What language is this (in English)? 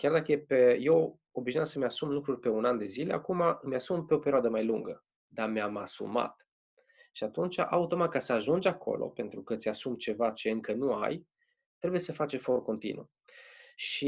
Romanian